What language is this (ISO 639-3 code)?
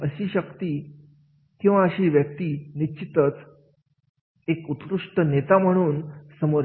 mar